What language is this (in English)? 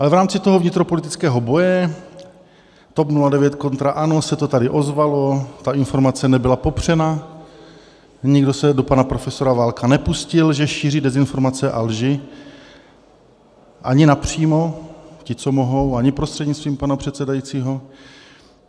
Czech